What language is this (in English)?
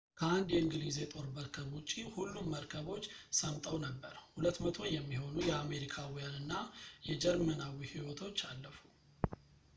Amharic